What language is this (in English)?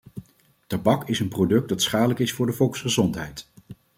Dutch